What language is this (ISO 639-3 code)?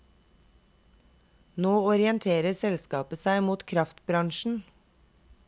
nor